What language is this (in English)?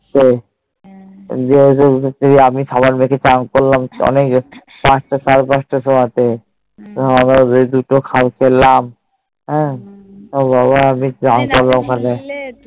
Bangla